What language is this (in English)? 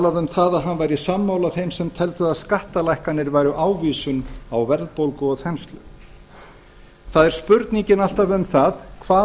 Icelandic